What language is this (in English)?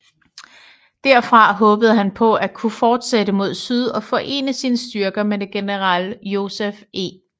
Danish